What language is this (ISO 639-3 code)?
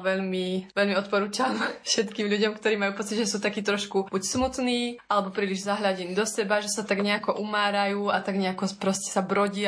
slk